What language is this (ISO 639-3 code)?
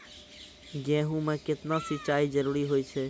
mai